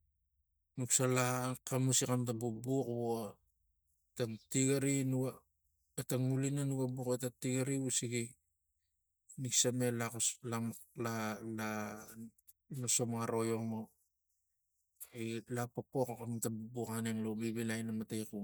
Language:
Tigak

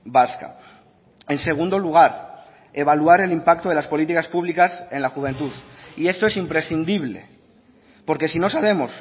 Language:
Spanish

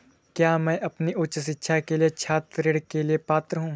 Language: Hindi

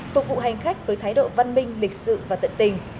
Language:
Vietnamese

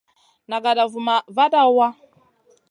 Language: Masana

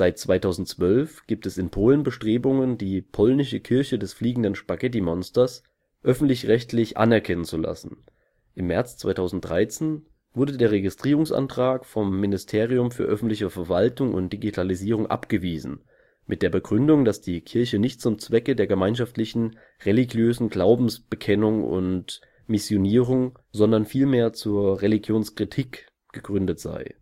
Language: German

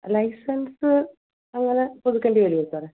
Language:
Malayalam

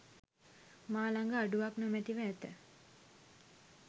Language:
Sinhala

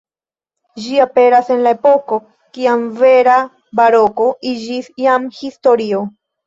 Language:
Esperanto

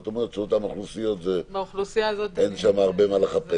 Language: Hebrew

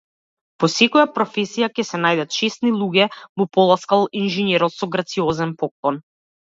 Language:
Macedonian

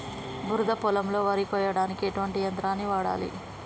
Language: Telugu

